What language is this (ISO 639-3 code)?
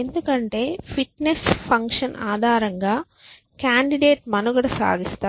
tel